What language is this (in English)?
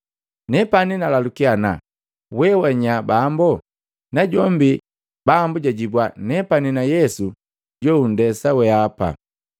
Matengo